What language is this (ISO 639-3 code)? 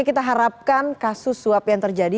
ind